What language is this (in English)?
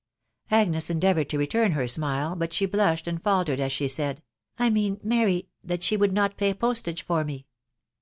English